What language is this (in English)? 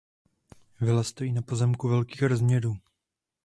Czech